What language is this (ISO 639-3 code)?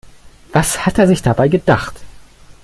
deu